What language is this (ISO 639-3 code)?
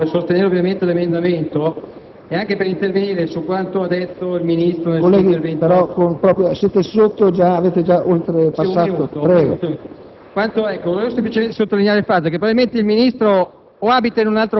ita